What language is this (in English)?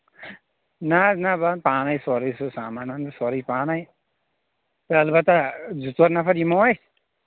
Kashmiri